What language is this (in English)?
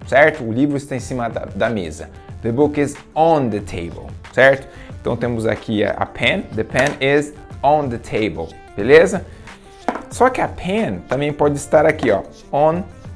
Portuguese